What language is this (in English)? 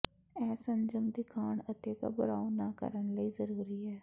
Punjabi